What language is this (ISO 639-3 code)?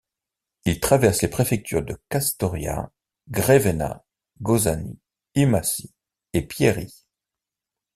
fra